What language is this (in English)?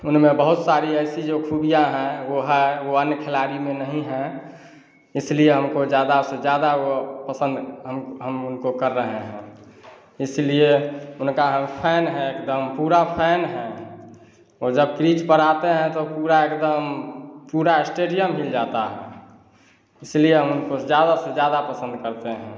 Hindi